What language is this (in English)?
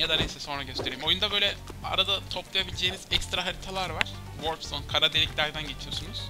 Turkish